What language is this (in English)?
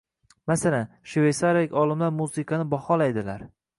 Uzbek